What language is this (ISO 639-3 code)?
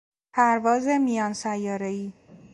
fas